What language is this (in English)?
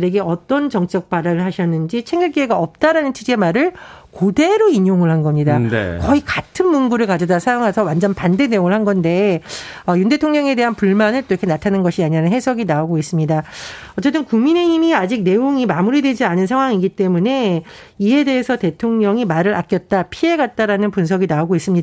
Korean